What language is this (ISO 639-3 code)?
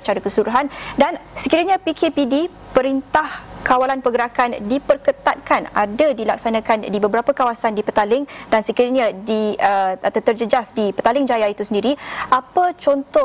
msa